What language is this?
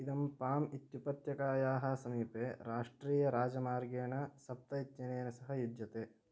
Sanskrit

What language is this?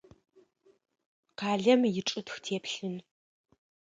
Adyghe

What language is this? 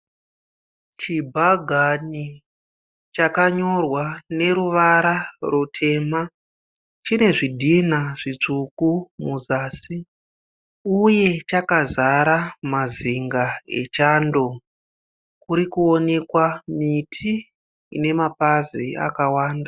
Shona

